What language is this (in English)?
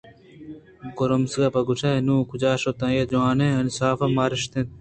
Eastern Balochi